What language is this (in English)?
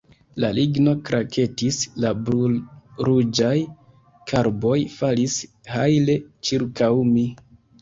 Esperanto